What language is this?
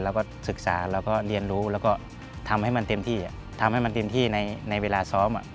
Thai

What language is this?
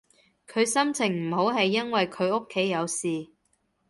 Cantonese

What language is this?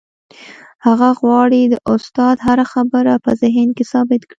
Pashto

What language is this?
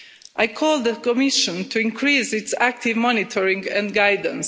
English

